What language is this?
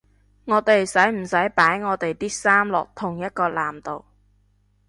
Cantonese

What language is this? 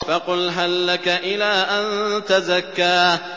Arabic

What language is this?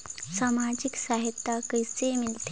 Chhattisgarhi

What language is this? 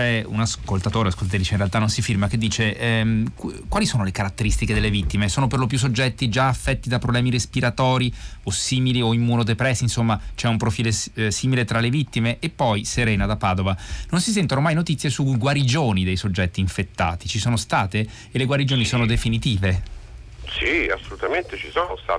Italian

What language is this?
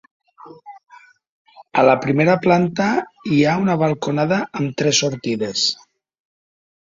Catalan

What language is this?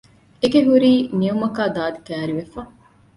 Divehi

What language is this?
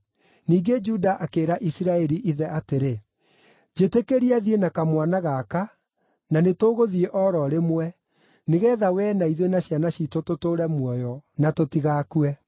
Kikuyu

